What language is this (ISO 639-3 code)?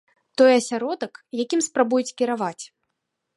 bel